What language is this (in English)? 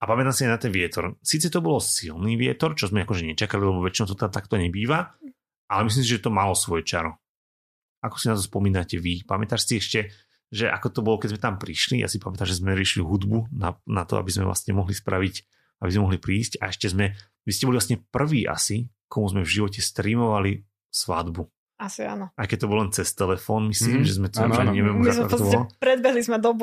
Slovak